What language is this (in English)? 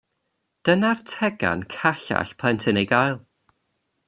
Welsh